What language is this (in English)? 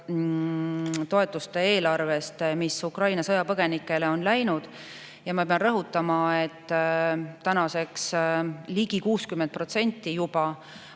Estonian